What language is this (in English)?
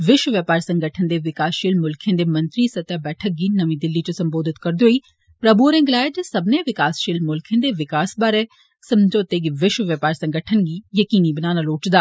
Dogri